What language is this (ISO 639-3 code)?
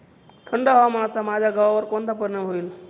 mar